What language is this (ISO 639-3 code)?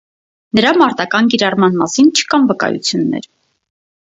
hye